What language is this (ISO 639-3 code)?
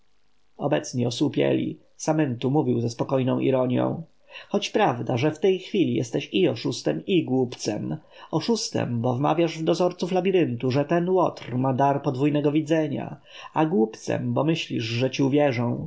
pol